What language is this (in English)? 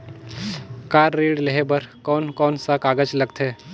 Chhattisgarhi